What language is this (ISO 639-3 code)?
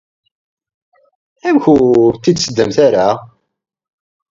kab